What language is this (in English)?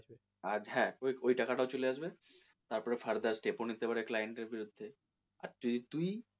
Bangla